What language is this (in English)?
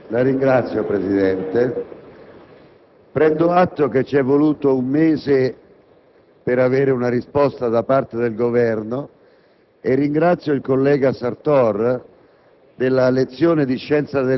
Italian